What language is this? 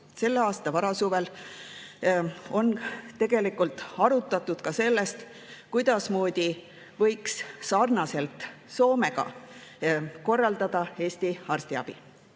Estonian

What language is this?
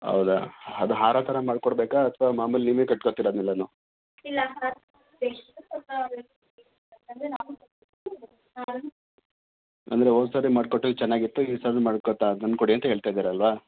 Kannada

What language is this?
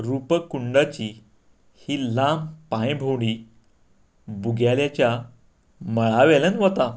Konkani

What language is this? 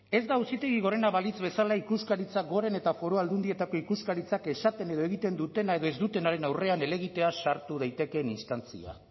Basque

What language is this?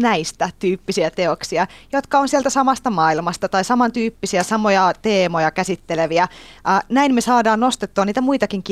Finnish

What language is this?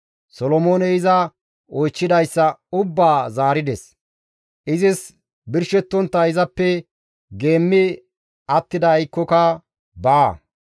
Gamo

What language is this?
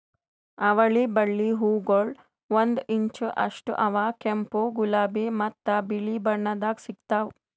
Kannada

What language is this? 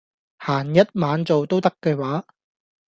Cantonese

